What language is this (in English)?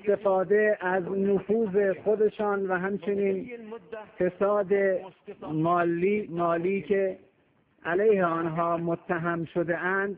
Persian